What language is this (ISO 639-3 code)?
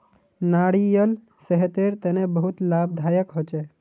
mag